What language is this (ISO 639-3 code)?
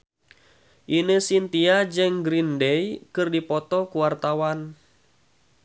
sun